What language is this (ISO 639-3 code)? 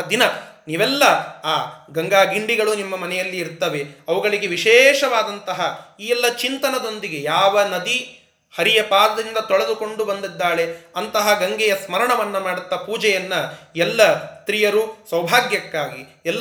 kan